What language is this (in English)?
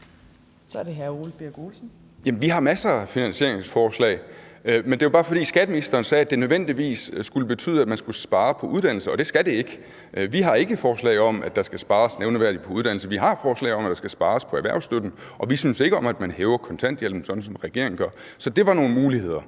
Danish